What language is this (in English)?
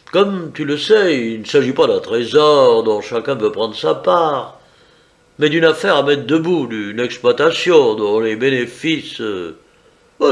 French